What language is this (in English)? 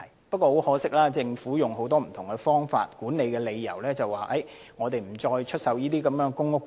Cantonese